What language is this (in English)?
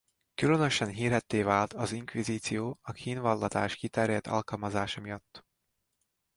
Hungarian